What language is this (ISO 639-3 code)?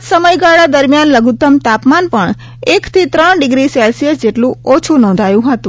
guj